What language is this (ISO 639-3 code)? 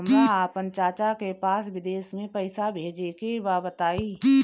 bho